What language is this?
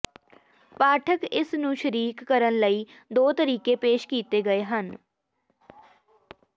Punjabi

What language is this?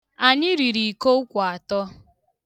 Igbo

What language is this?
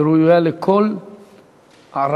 Hebrew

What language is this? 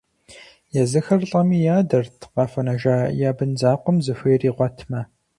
Kabardian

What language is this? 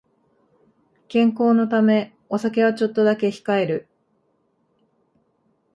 Japanese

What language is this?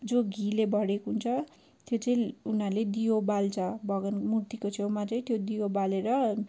Nepali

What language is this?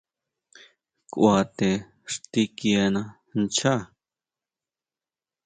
Huautla Mazatec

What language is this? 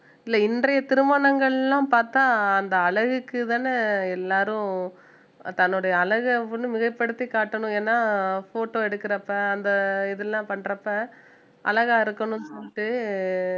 Tamil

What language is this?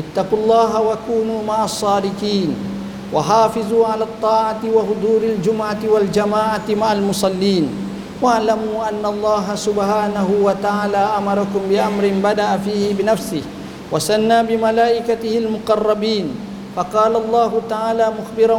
Malay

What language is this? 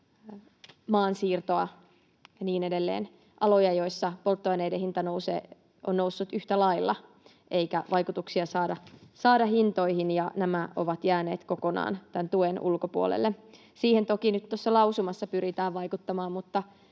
Finnish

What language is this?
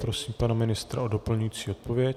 Czech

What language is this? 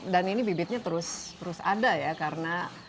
Indonesian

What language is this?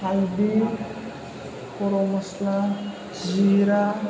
Bodo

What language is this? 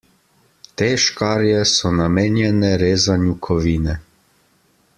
Slovenian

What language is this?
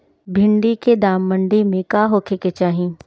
Bhojpuri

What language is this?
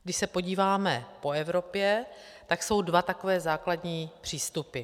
Czech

